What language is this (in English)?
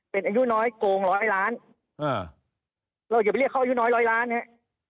Thai